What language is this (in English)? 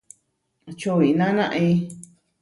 Huarijio